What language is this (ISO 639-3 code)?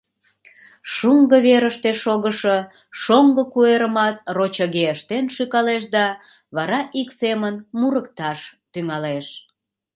chm